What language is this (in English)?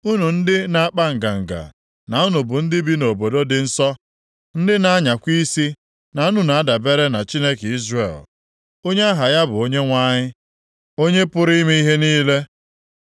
Igbo